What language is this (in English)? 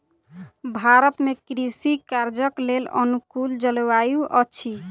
Maithili